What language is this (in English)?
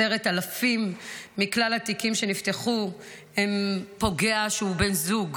Hebrew